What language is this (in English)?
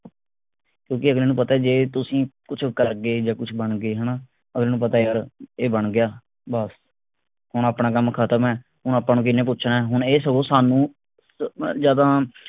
Punjabi